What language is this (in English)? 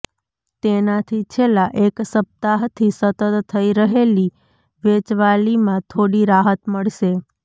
Gujarati